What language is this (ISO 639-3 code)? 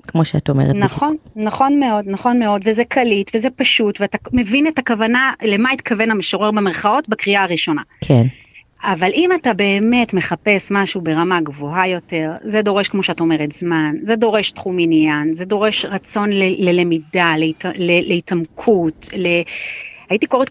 heb